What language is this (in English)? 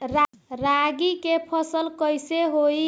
Bhojpuri